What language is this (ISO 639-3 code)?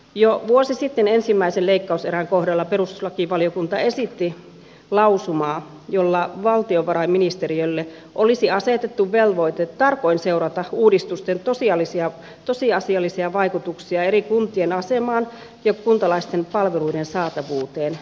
fin